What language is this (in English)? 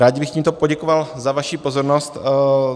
Czech